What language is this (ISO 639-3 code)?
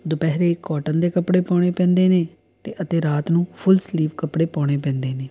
pan